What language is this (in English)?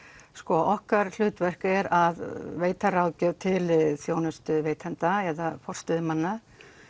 Icelandic